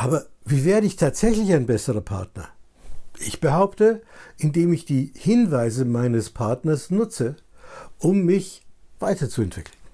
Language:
German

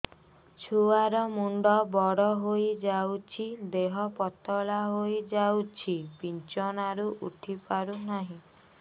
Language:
Odia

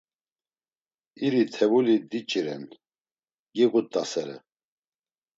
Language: Laz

